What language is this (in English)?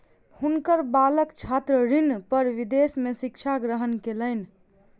Maithili